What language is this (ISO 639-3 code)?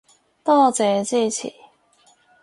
yue